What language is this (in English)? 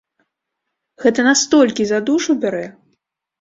Belarusian